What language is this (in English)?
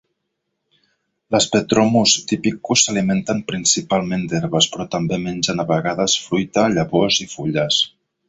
Catalan